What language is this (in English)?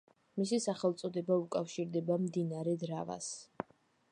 Georgian